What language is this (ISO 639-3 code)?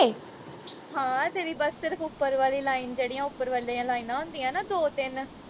pan